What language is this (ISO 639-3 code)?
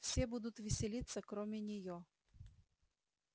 rus